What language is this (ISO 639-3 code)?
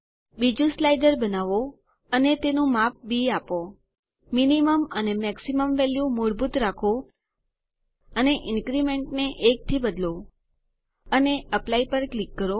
guj